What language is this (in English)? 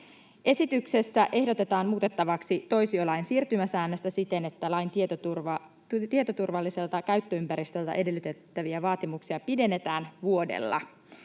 Finnish